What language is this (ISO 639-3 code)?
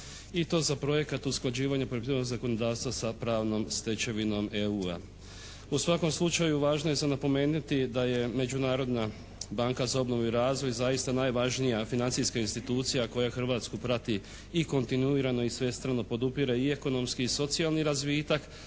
hrv